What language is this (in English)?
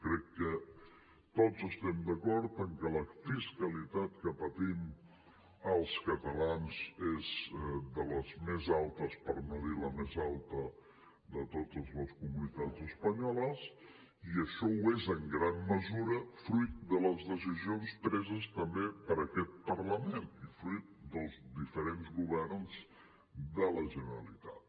Catalan